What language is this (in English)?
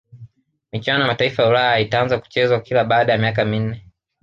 Swahili